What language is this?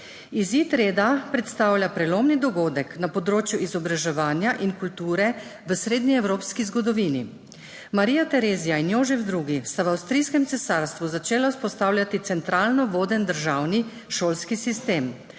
Slovenian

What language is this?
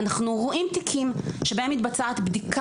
Hebrew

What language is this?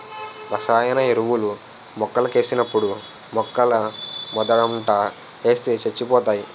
Telugu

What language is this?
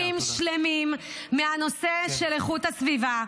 Hebrew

